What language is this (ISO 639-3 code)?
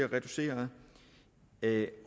dan